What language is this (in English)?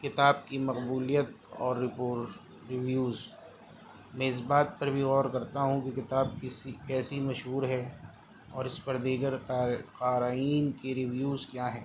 Urdu